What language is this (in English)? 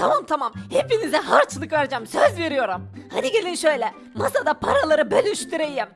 Turkish